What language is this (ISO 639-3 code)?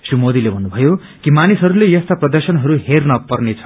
nep